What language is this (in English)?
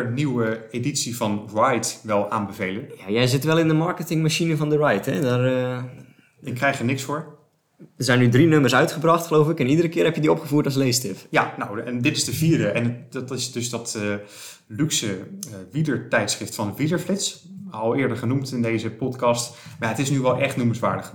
Dutch